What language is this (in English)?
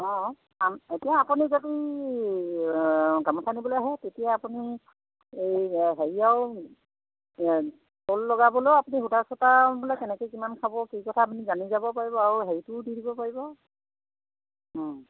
Assamese